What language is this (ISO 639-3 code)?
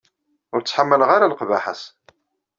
kab